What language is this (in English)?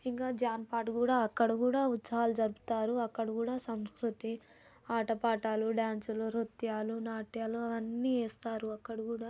Telugu